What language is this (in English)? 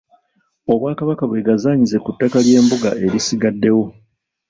Ganda